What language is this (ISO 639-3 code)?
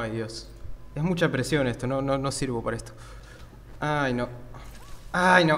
spa